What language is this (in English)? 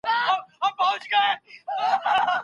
Pashto